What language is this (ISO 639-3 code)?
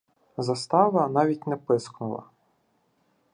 ukr